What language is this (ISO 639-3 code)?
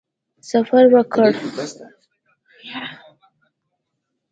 pus